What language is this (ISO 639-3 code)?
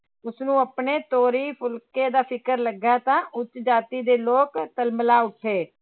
pan